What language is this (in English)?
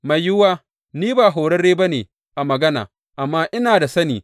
Hausa